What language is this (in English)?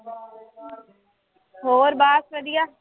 Punjabi